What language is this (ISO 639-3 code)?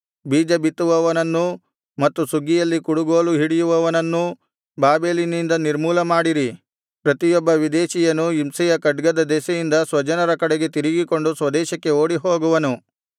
kan